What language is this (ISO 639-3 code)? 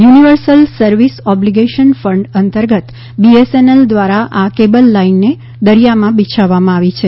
guj